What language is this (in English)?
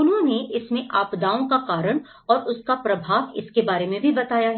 Hindi